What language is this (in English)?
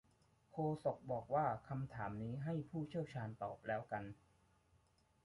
Thai